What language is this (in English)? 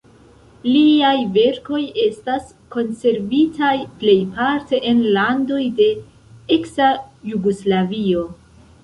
Esperanto